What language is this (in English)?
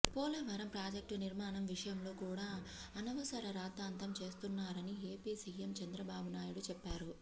Telugu